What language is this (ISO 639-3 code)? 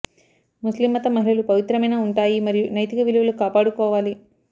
tel